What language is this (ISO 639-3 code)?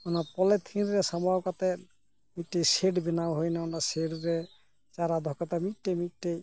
sat